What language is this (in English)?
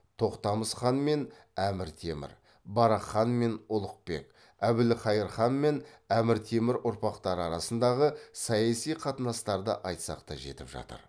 Kazakh